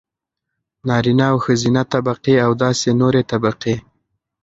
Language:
Pashto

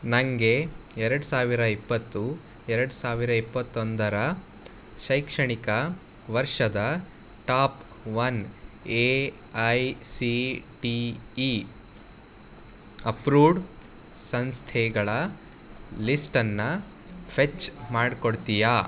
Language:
Kannada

